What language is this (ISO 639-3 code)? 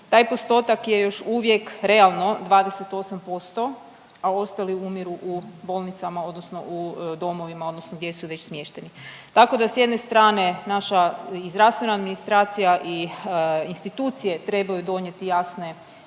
hrv